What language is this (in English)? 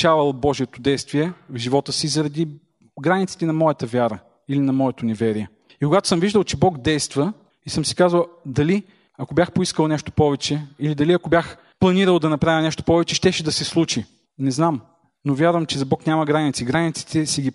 Bulgarian